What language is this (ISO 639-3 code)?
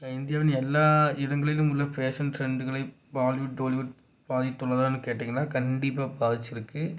tam